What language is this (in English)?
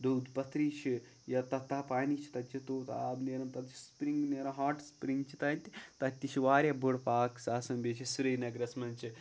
Kashmiri